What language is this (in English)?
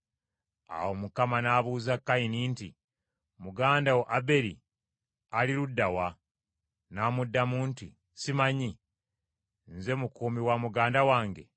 Ganda